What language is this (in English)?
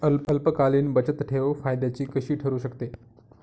Marathi